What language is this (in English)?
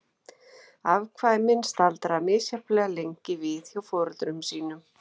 Icelandic